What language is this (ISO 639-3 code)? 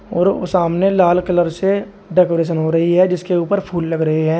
hin